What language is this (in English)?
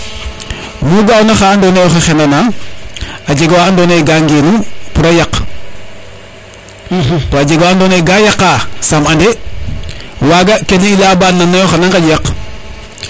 Serer